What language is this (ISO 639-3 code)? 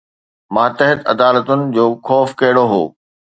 snd